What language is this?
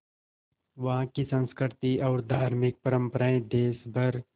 Hindi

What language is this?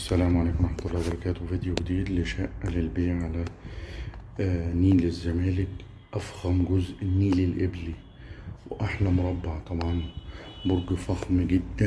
Arabic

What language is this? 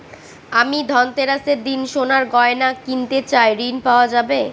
Bangla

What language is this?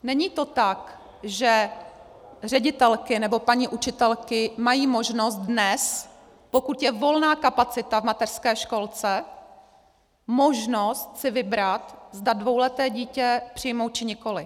Czech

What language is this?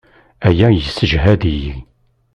Kabyle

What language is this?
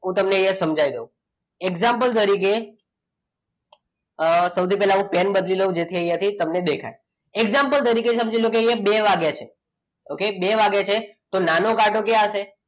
Gujarati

